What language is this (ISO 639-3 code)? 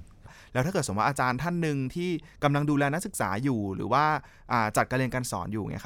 tha